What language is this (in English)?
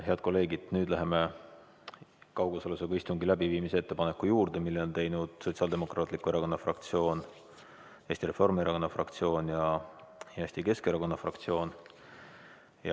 Estonian